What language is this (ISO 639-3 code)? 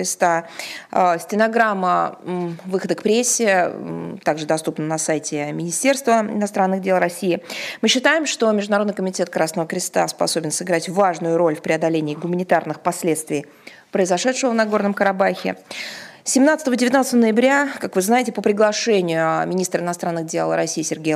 rus